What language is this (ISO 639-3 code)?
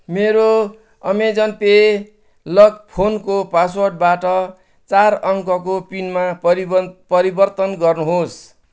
nep